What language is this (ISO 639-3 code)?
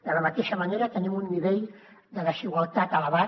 cat